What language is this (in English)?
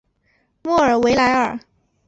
Chinese